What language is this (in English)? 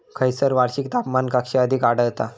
Marathi